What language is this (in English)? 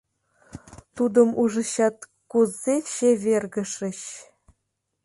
Mari